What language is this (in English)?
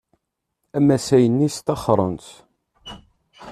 Kabyle